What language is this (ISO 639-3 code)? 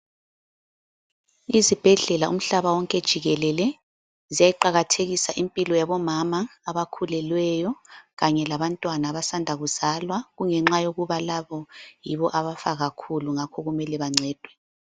nde